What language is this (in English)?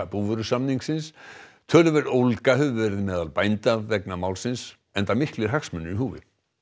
Icelandic